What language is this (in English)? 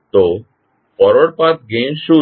Gujarati